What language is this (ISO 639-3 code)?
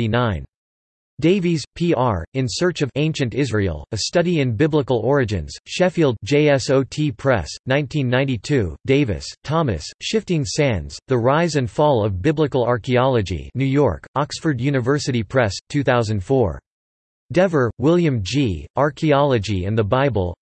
eng